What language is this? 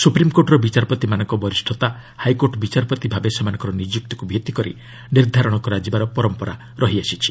Odia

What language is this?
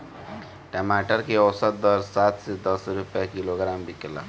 Bhojpuri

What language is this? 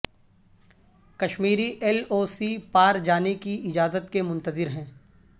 Urdu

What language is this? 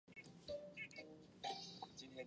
Chinese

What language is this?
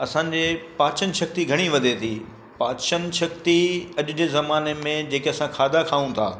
Sindhi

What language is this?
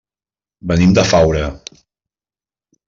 Catalan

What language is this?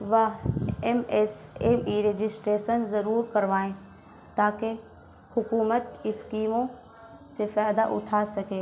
Urdu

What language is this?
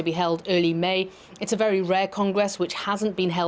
Indonesian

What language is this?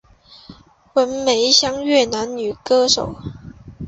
Chinese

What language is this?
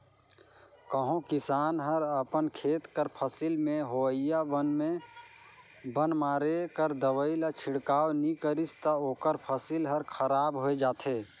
Chhattisgarhi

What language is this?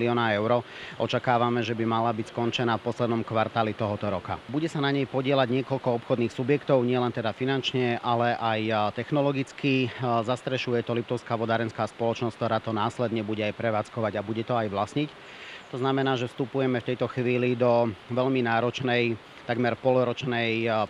Slovak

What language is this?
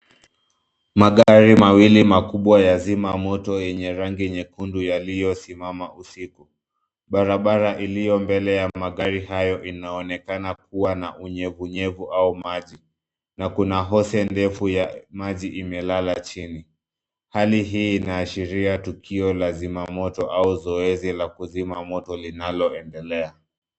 Swahili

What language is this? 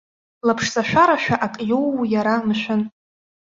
Abkhazian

